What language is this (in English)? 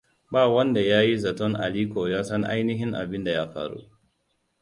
Hausa